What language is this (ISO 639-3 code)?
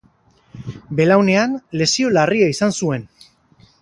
eus